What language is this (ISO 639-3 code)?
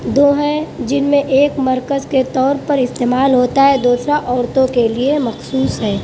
urd